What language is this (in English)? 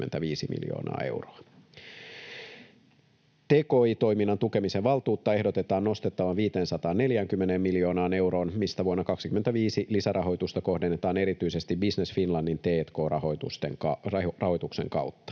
Finnish